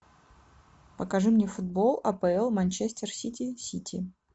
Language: Russian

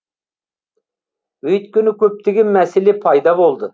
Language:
Kazakh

